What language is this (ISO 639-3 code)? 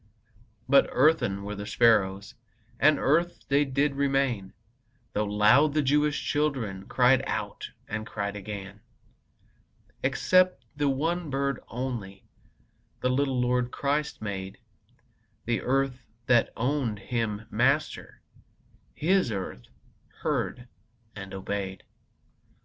eng